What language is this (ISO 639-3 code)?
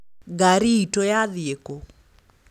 kik